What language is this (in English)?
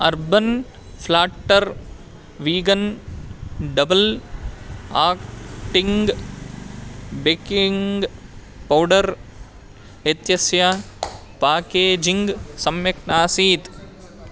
Sanskrit